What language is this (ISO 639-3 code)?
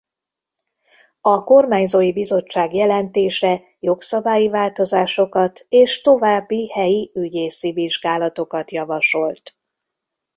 hun